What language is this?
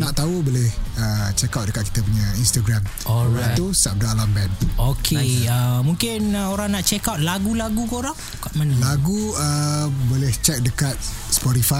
Malay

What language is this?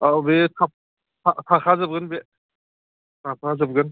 Bodo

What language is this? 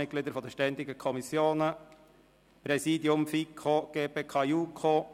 Swiss German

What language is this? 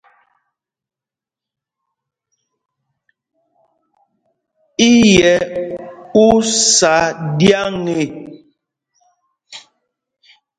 Mpumpong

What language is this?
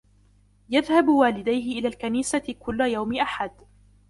Arabic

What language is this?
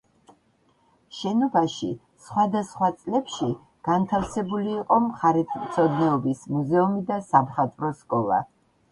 Georgian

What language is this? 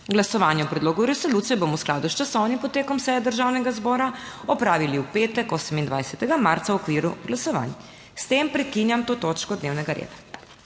Slovenian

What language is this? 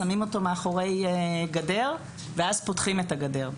Hebrew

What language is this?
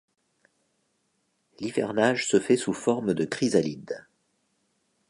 French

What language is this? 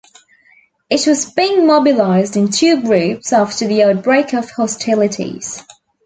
English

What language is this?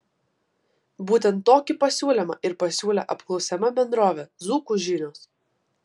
Lithuanian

